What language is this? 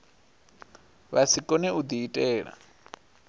Venda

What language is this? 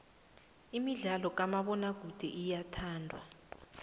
South Ndebele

